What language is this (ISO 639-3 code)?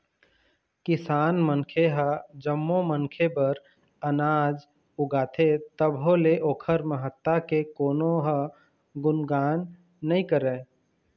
hne